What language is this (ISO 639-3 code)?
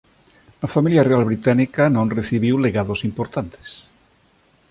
glg